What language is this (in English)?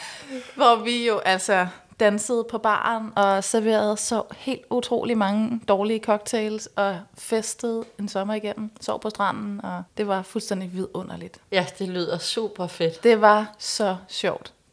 Danish